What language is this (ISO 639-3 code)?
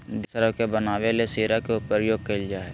mag